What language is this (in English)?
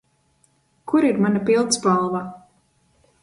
Latvian